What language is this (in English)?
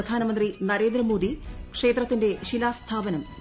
Malayalam